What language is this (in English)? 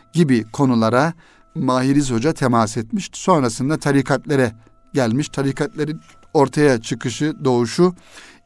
Turkish